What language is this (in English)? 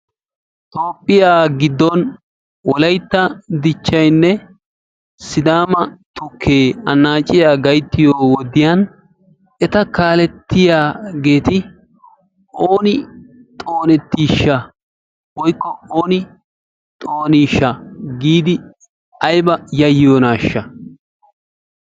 Wolaytta